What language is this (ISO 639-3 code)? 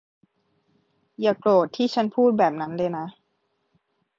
tha